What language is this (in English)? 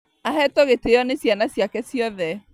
Kikuyu